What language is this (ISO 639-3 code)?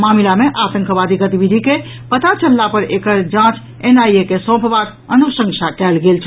mai